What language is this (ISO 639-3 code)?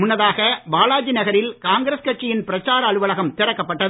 tam